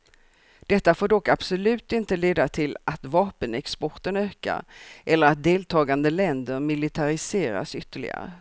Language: Swedish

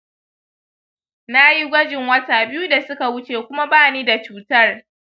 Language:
Hausa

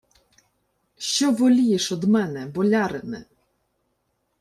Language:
Ukrainian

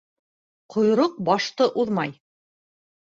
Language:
Bashkir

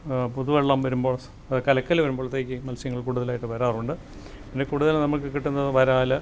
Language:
Malayalam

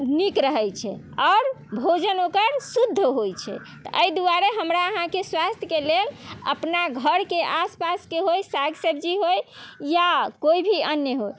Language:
Maithili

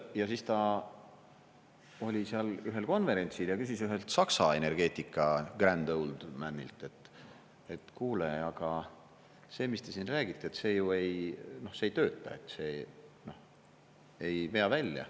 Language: Estonian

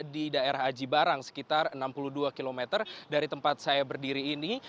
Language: Indonesian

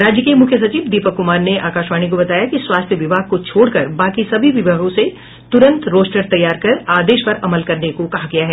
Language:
Hindi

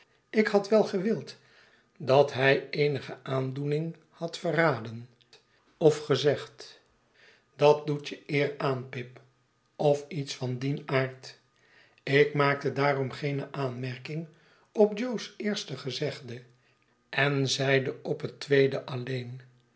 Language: Dutch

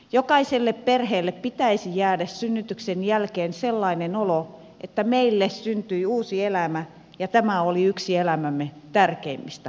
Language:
Finnish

